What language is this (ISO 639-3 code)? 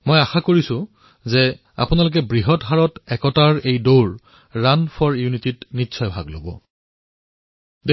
asm